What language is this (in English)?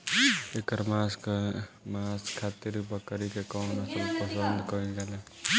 Bhojpuri